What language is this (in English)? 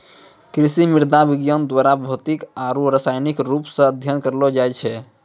Maithili